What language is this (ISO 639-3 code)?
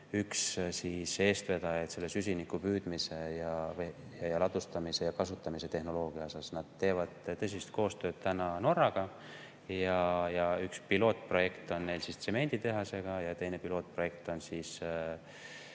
est